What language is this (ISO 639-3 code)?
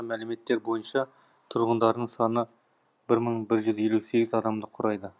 kaz